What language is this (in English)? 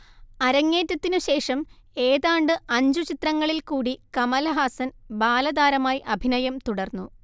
Malayalam